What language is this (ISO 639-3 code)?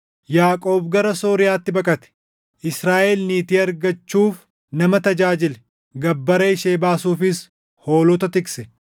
orm